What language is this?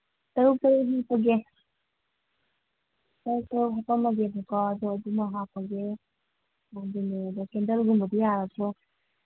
Manipuri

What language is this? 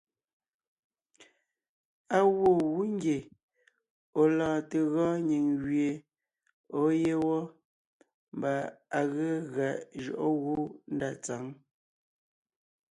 Ngiemboon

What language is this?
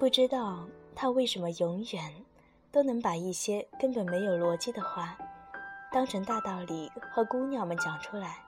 Chinese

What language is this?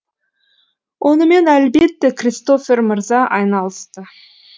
Kazakh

